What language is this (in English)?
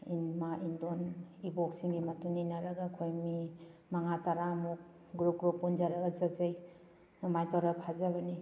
Manipuri